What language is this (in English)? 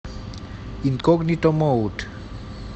Russian